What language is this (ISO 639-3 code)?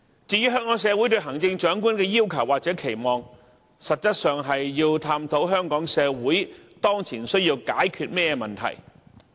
yue